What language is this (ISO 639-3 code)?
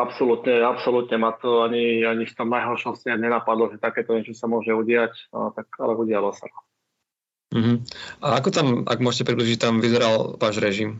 slk